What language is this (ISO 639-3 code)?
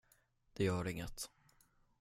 swe